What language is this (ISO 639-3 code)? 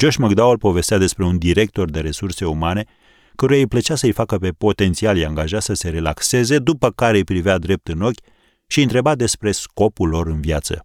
ron